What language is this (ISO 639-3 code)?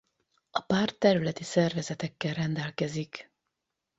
hun